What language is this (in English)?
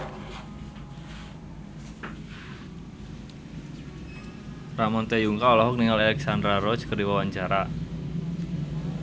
Sundanese